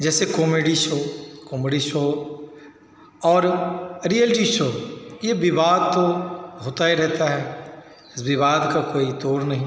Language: Hindi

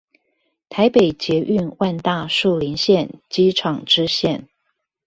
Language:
Chinese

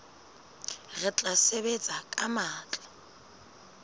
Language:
Southern Sotho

